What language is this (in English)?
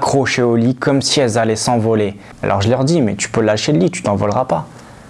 French